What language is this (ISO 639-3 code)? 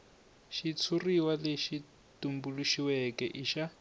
tso